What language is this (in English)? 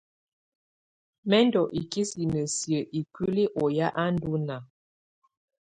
Tunen